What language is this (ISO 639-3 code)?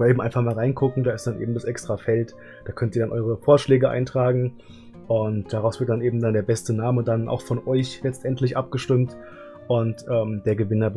deu